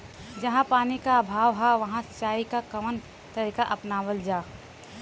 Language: Bhojpuri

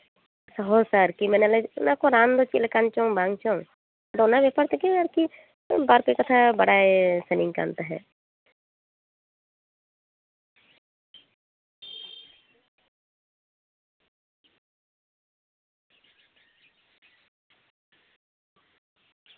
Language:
Santali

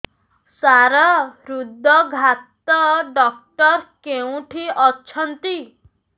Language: Odia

